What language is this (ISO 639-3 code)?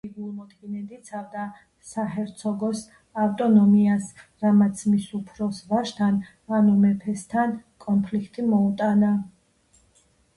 kat